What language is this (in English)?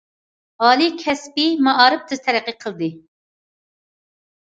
Uyghur